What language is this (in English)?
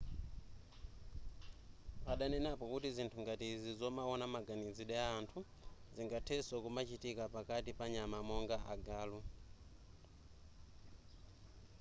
Nyanja